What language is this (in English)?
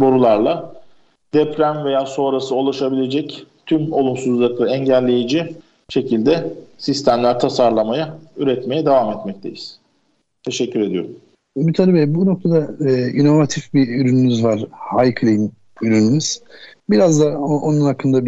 Turkish